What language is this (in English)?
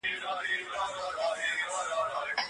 Pashto